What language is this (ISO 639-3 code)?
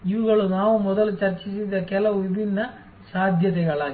kan